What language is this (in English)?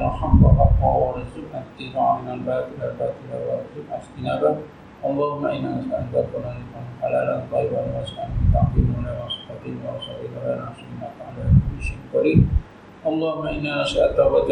Malay